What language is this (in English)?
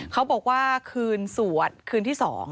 Thai